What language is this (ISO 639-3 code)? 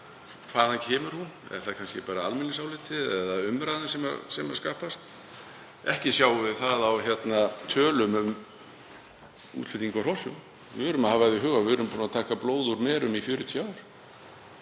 isl